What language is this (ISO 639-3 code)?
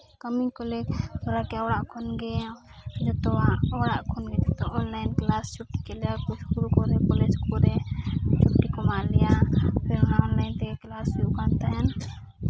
sat